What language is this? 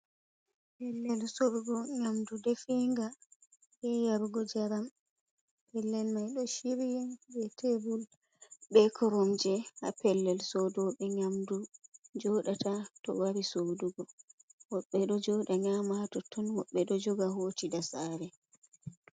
Fula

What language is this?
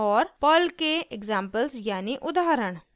Hindi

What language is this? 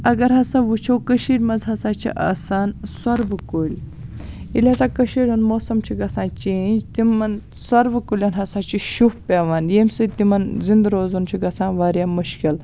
Kashmiri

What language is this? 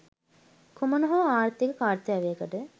Sinhala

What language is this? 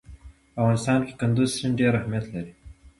Pashto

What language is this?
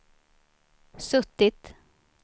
Swedish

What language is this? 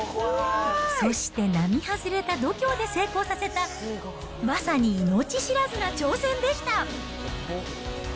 Japanese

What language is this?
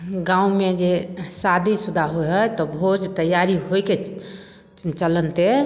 Maithili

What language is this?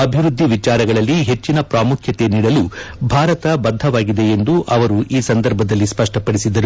Kannada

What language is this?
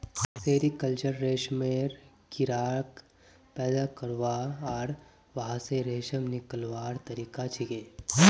Magahi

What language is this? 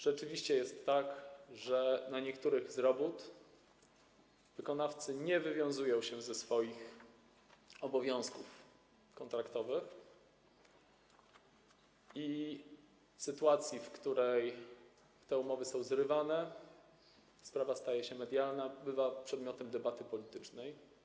Polish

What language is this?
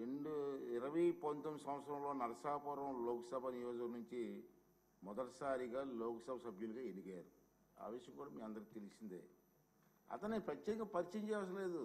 Telugu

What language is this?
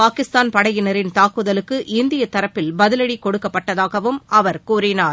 Tamil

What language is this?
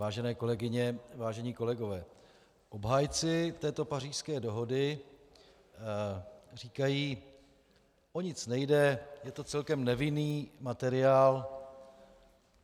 Czech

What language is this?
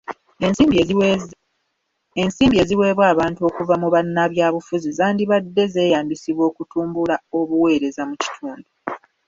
Ganda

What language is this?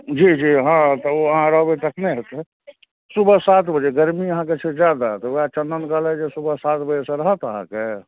Maithili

